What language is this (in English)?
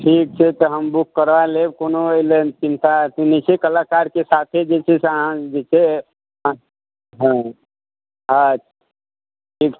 Maithili